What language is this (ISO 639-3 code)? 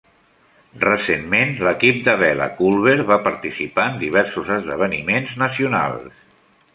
cat